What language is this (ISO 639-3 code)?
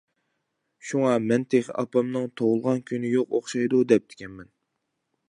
uig